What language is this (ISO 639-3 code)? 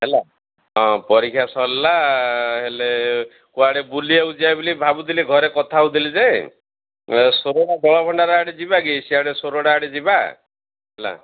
ori